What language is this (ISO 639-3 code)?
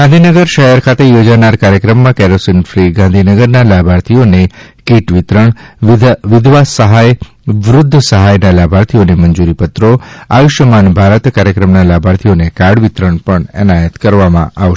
guj